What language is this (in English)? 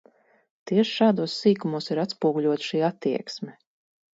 Latvian